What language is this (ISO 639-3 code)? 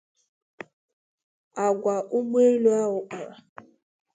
ibo